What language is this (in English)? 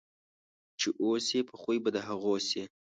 Pashto